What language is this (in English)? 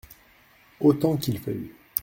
French